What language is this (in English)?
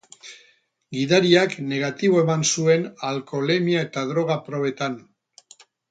Basque